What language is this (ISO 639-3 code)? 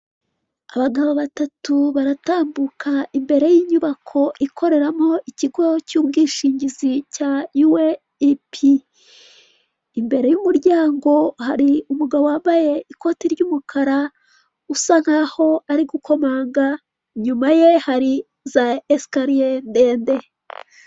kin